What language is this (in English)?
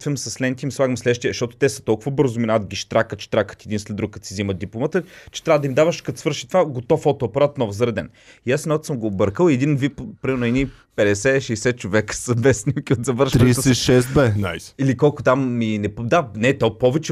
Bulgarian